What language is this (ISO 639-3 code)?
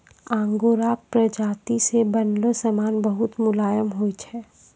mai